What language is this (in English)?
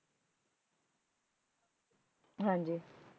Punjabi